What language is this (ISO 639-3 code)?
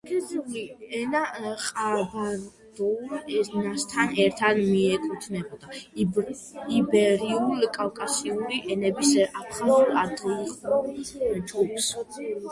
kat